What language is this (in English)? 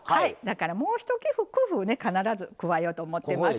Japanese